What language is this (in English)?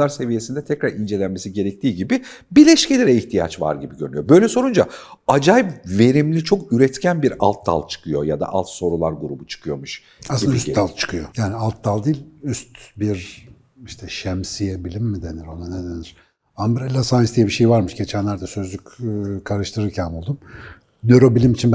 Turkish